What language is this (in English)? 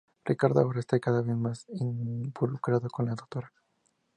Spanish